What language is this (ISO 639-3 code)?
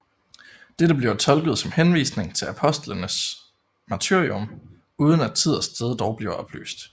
dan